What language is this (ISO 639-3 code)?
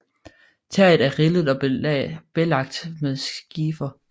dan